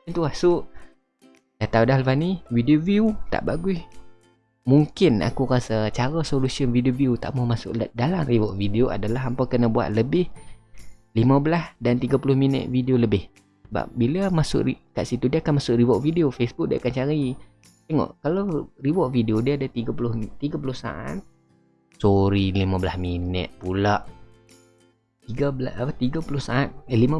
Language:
Malay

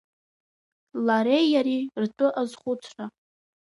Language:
Abkhazian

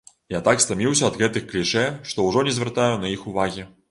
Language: Belarusian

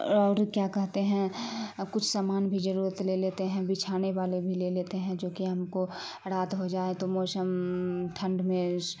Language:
Urdu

